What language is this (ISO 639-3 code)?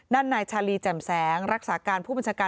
tha